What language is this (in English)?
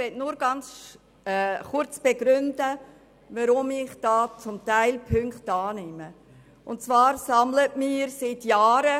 Swiss German